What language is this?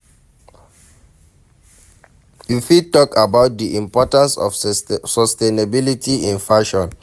Nigerian Pidgin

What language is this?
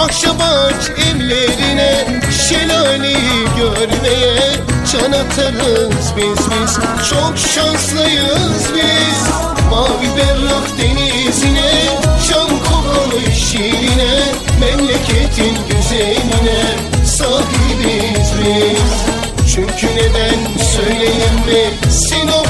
Turkish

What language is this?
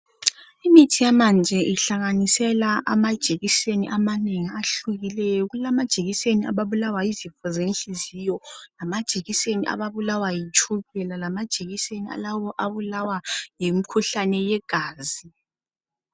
North Ndebele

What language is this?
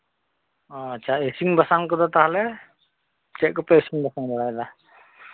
Santali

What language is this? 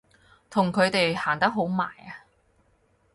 Cantonese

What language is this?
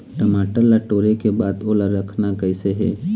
Chhattisgarhi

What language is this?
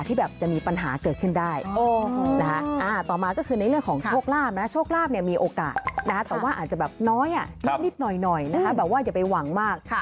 Thai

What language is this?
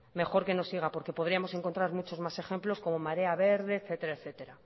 Spanish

